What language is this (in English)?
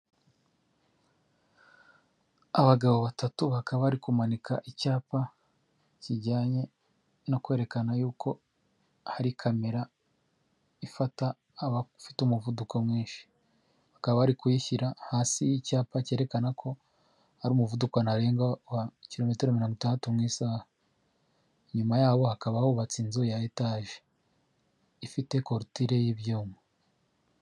Kinyarwanda